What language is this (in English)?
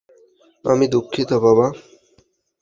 Bangla